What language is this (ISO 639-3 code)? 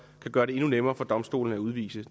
dan